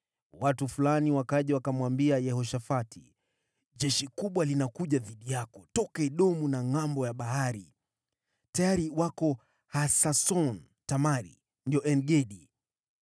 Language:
Swahili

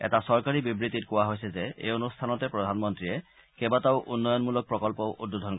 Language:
Assamese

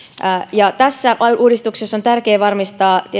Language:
Finnish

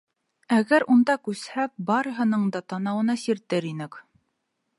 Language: Bashkir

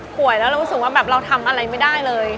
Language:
Thai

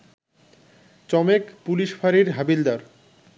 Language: Bangla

